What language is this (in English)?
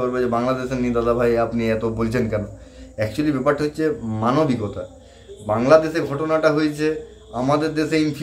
Bangla